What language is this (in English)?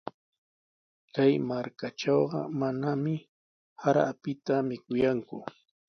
Sihuas Ancash Quechua